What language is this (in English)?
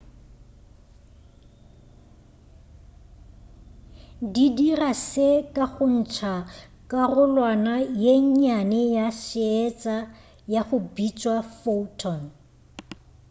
Northern Sotho